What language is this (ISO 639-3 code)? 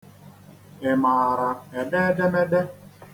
ibo